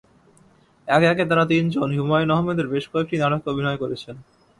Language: Bangla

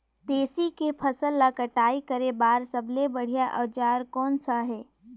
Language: Chhattisgarhi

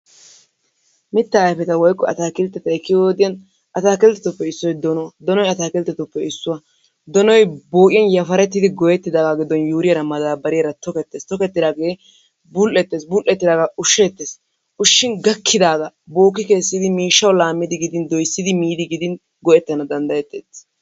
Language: Wolaytta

